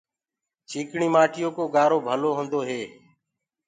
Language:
Gurgula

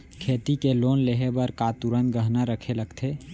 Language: Chhattisgarhi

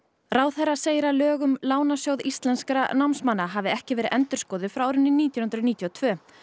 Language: Icelandic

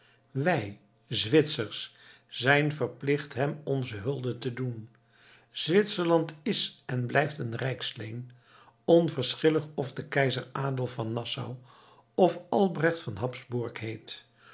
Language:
Dutch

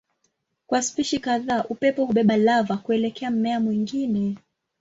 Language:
Swahili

